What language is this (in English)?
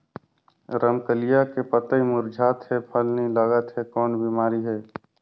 Chhattisgarhi